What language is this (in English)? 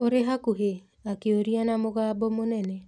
Kikuyu